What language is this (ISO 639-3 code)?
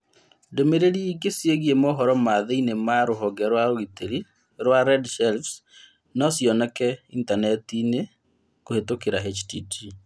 kik